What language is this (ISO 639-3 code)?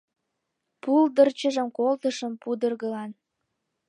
chm